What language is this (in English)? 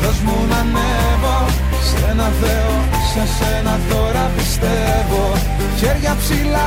Greek